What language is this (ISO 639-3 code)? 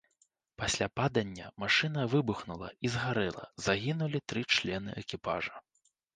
bel